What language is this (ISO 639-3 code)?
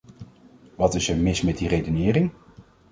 nld